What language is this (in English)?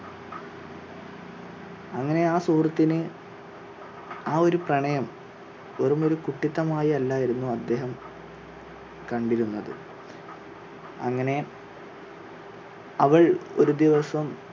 Malayalam